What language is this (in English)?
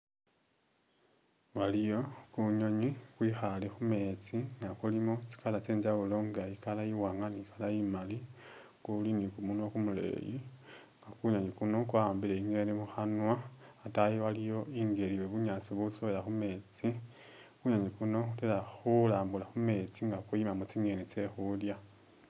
Masaaba